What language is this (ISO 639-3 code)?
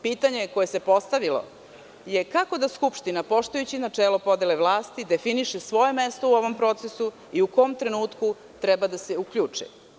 srp